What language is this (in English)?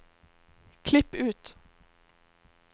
Norwegian